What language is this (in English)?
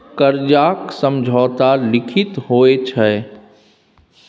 Maithili